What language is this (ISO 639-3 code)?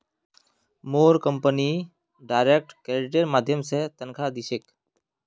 mag